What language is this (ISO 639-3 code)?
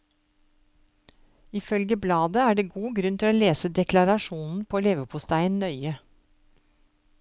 nor